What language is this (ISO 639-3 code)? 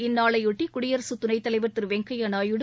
tam